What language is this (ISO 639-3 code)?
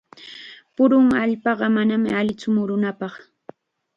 qxa